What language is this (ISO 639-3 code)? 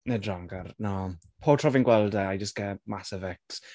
cym